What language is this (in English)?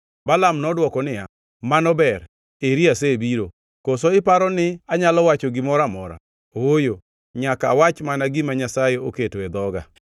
Luo (Kenya and Tanzania)